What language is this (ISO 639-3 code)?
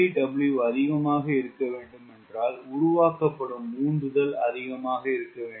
tam